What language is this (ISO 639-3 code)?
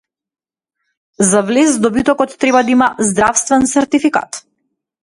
mkd